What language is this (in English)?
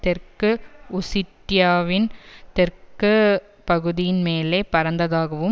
Tamil